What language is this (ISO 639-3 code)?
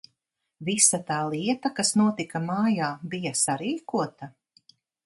lav